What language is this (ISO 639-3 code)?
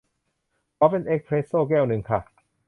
tha